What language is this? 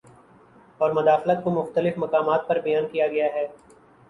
Urdu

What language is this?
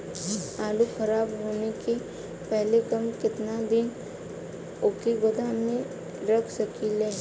Bhojpuri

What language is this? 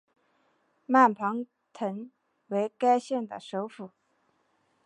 Chinese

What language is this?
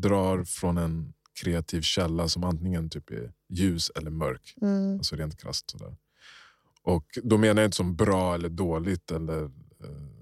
Swedish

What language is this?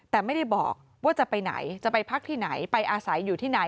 Thai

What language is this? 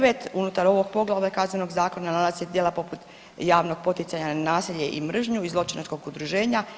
Croatian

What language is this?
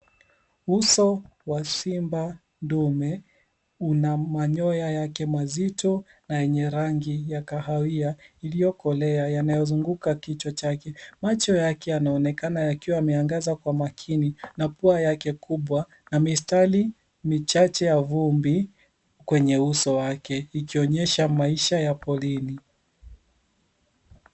Swahili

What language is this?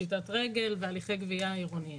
Hebrew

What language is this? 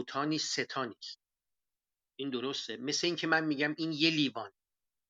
Persian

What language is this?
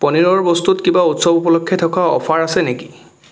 Assamese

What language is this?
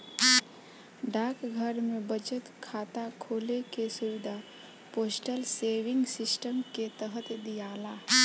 Bhojpuri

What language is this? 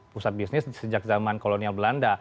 Indonesian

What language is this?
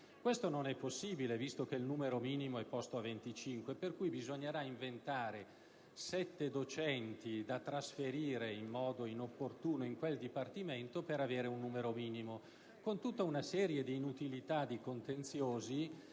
Italian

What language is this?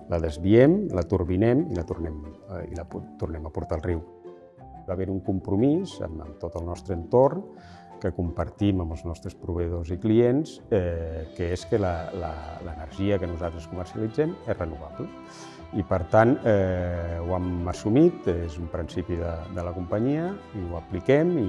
Catalan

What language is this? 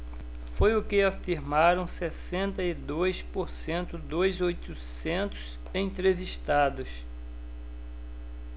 Portuguese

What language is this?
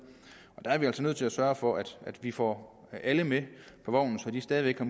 Danish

